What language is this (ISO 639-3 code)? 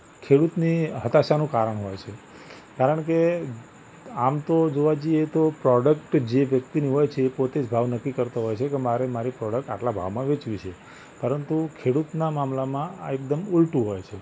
guj